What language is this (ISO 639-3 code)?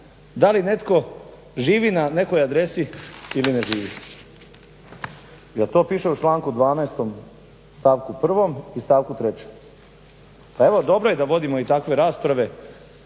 hrv